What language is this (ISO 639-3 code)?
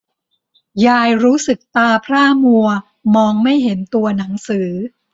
tha